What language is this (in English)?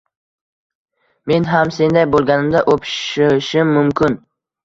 Uzbek